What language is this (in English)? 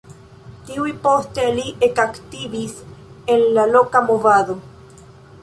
Esperanto